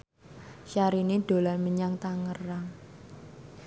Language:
Javanese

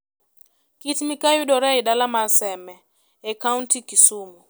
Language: Luo (Kenya and Tanzania)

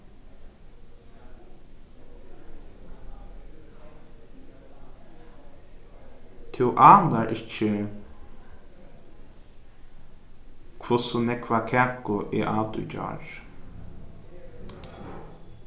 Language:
Faroese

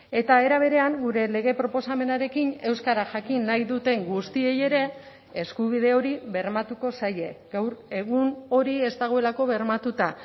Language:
Basque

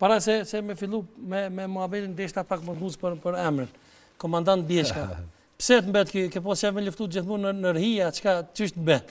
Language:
Dutch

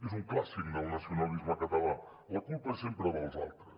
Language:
Catalan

